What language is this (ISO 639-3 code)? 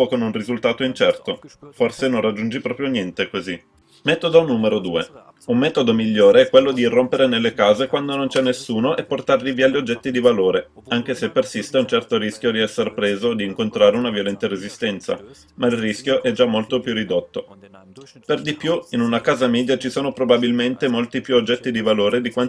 ita